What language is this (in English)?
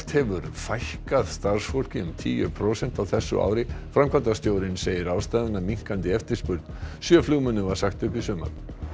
Icelandic